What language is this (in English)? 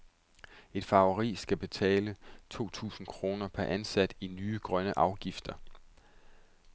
Danish